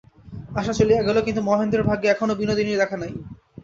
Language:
Bangla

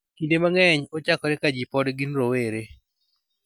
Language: Luo (Kenya and Tanzania)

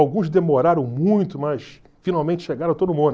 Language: Portuguese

